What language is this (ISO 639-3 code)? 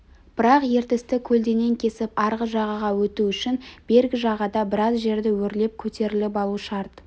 kaz